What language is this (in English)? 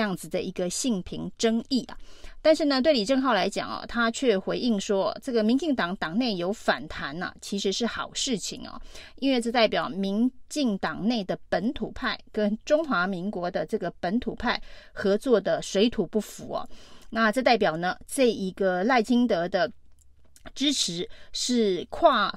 Chinese